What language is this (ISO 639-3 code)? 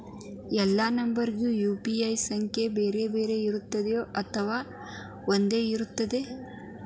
kan